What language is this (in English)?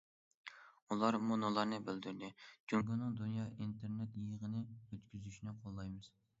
Uyghur